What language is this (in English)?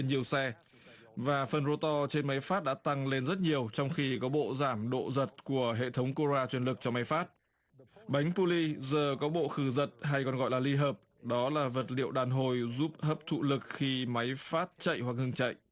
Vietnamese